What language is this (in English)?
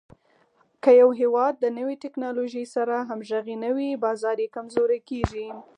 Pashto